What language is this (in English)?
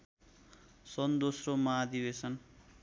Nepali